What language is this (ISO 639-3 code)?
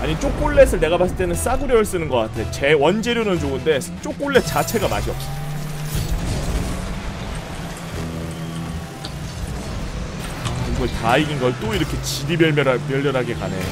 kor